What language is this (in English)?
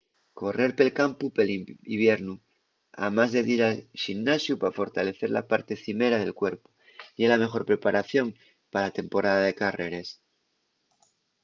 Asturian